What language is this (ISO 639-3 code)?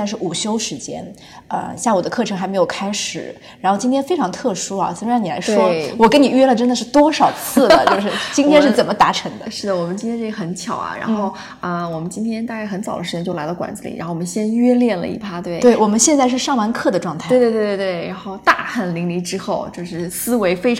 zho